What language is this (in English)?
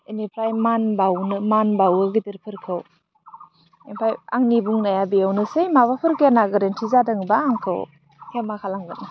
Bodo